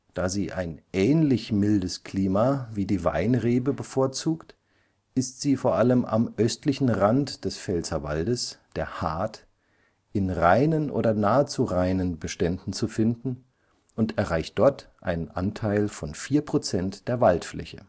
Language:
German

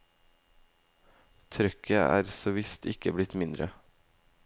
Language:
Norwegian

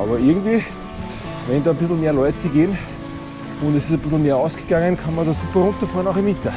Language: German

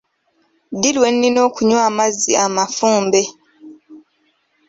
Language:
Ganda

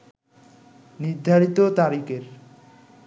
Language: Bangla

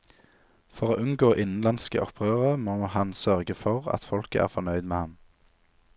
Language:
Norwegian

